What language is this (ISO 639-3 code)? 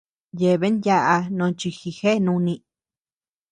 cux